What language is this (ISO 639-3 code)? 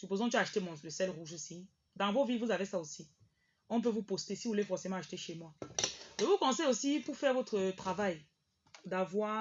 fra